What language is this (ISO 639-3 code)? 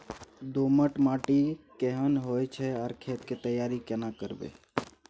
mai